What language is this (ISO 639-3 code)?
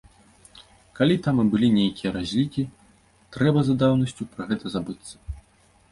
bel